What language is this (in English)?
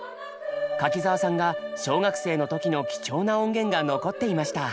Japanese